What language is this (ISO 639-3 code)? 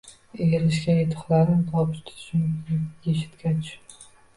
uzb